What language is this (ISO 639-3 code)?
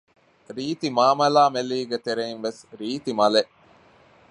div